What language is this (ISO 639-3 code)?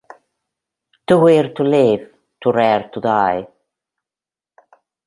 spa